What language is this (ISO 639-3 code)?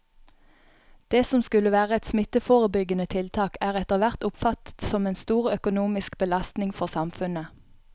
nor